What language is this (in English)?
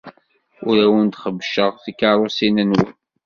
Kabyle